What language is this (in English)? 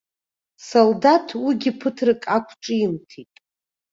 Abkhazian